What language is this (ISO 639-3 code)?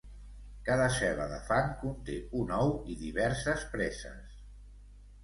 cat